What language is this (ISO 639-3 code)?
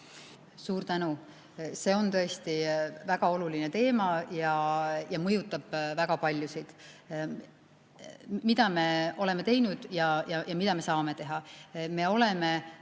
est